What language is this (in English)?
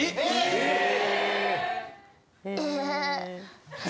Japanese